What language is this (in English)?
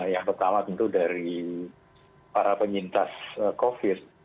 Indonesian